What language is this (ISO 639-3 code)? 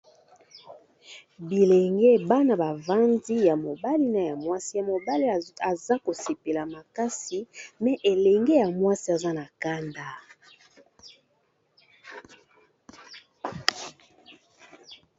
lin